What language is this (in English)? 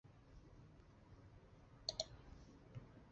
Chinese